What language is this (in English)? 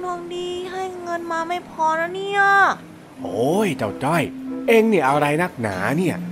Thai